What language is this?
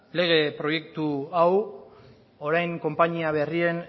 Basque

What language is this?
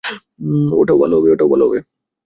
Bangla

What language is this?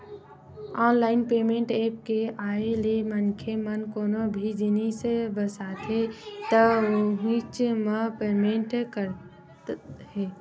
Chhattisgarhi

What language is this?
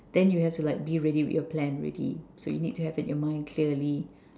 English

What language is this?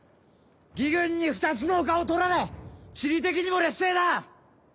Japanese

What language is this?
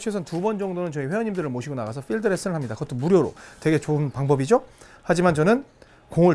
Korean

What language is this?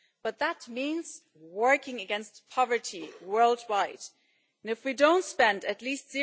English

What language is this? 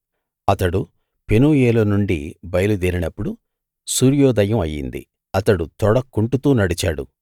Telugu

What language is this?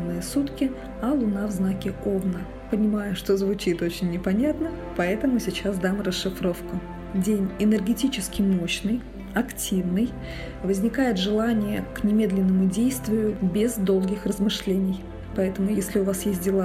Russian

